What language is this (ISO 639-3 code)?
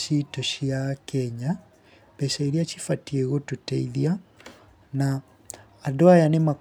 kik